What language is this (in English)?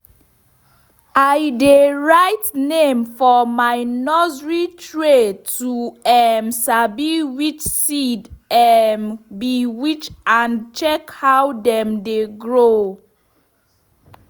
Nigerian Pidgin